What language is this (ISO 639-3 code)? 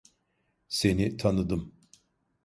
tur